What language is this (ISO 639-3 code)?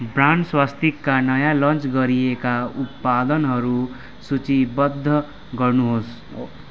nep